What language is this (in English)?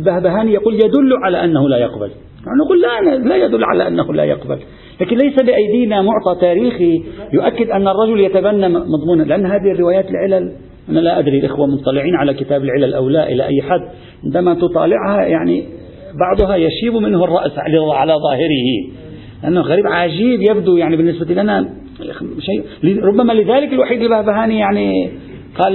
Arabic